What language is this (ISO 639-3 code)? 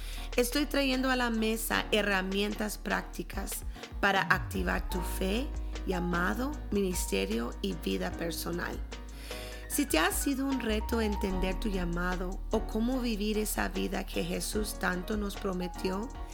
spa